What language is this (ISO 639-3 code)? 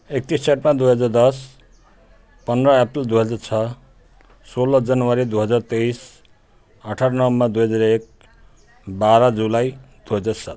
nep